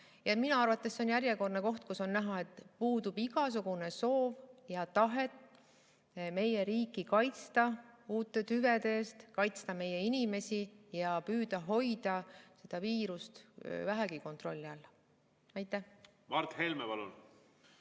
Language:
Estonian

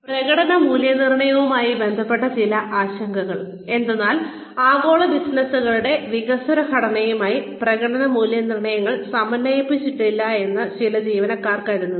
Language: Malayalam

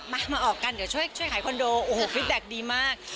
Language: Thai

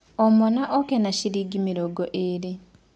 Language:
Kikuyu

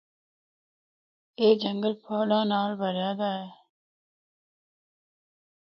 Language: Northern Hindko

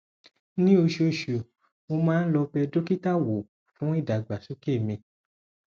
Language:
Yoruba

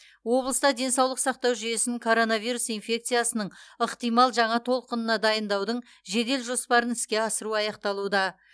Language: Kazakh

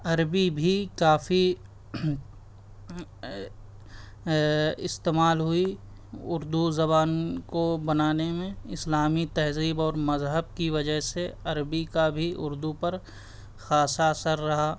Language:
Urdu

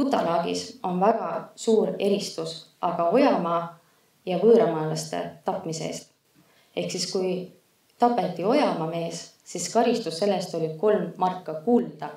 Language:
Finnish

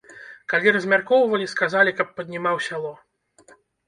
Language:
Belarusian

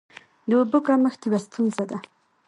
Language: Pashto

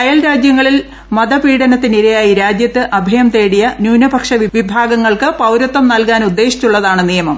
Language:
Malayalam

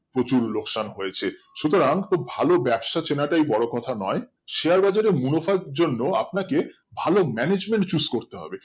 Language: Bangla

